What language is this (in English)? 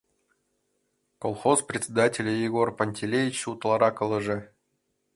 Mari